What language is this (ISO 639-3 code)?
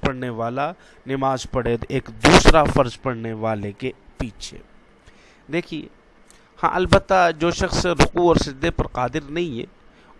urd